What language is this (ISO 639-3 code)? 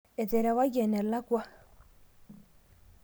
mas